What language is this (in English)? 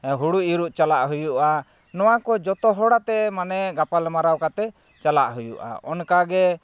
Santali